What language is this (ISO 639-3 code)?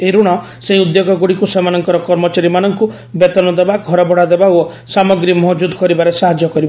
ori